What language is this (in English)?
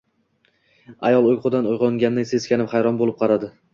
Uzbek